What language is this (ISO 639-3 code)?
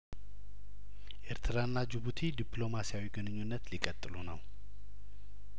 amh